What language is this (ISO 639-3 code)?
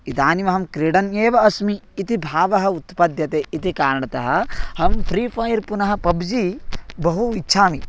san